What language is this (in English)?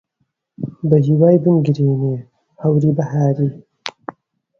Central Kurdish